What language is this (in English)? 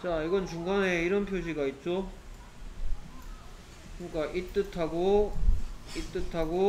Korean